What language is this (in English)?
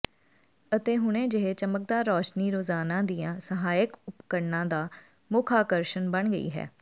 Punjabi